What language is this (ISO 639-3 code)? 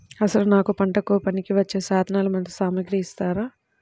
tel